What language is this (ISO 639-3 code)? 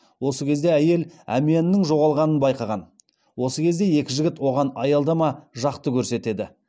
kaz